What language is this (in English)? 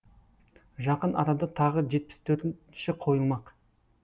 Kazakh